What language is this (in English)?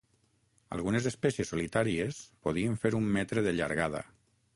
Catalan